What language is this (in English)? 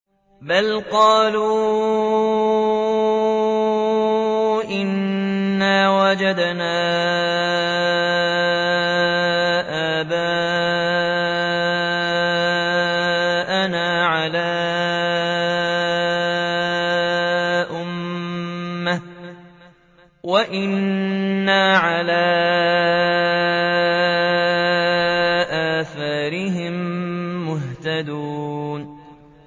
Arabic